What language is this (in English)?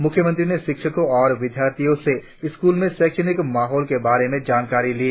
Hindi